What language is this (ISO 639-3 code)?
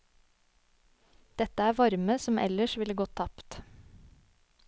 nor